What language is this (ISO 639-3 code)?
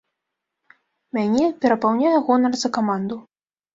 bel